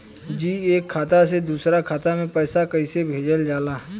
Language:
Bhojpuri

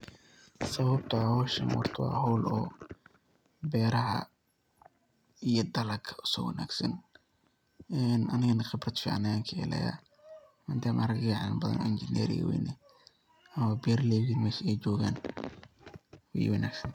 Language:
Somali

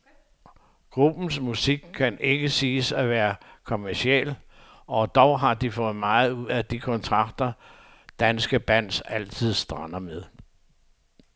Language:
Danish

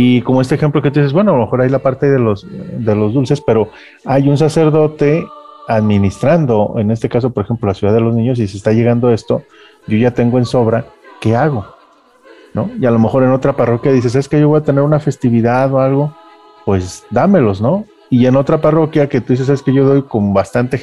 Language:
Spanish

